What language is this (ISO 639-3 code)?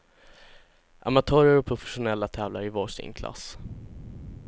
swe